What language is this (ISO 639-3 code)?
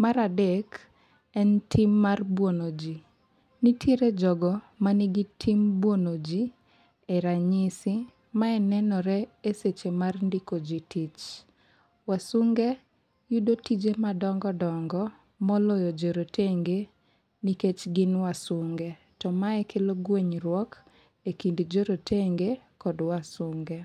luo